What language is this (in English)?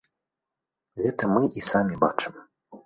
Belarusian